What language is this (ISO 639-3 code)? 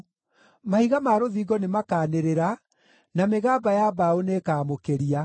kik